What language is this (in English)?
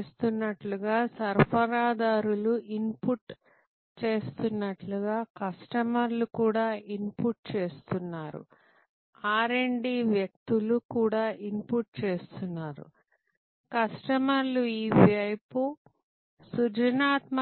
Telugu